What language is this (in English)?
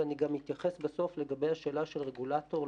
Hebrew